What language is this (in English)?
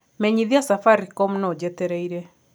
Kikuyu